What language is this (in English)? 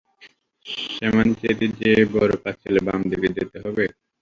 Bangla